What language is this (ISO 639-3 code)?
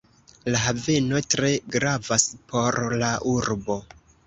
epo